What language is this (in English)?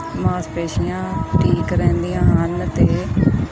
Punjabi